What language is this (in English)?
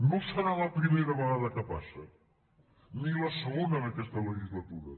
Catalan